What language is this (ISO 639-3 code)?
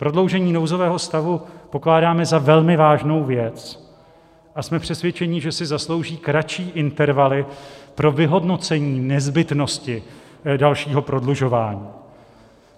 ces